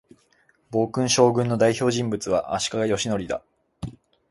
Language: Japanese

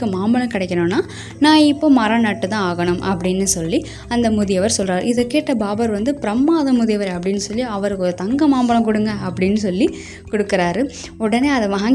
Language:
Tamil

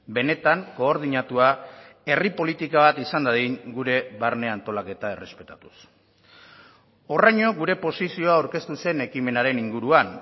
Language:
Basque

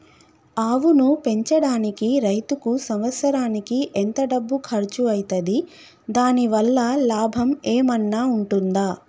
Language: Telugu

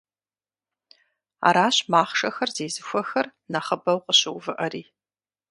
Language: Kabardian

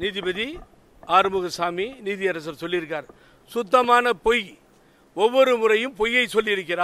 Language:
English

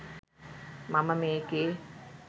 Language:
Sinhala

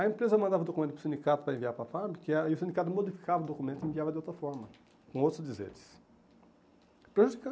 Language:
Portuguese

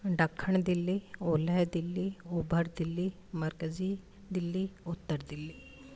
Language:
Sindhi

